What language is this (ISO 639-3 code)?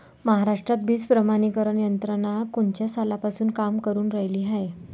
mar